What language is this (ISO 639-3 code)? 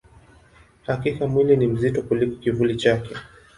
swa